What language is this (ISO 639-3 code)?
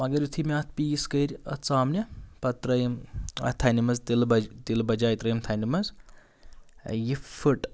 kas